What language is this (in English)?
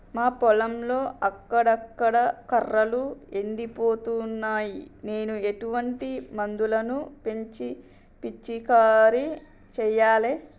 Telugu